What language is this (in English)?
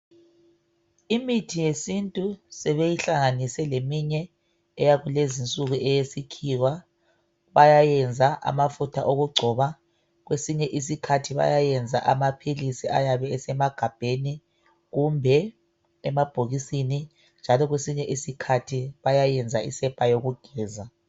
North Ndebele